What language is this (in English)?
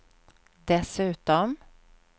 Swedish